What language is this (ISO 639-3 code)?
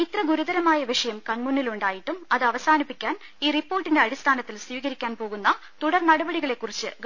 mal